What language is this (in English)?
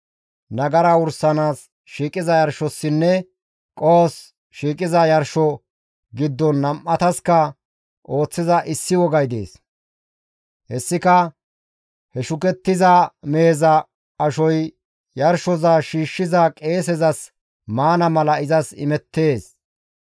Gamo